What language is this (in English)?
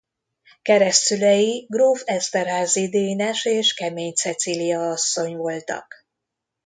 Hungarian